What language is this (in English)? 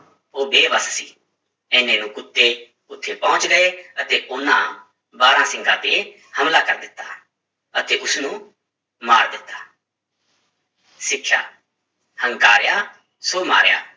Punjabi